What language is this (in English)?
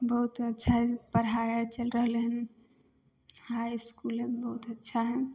Maithili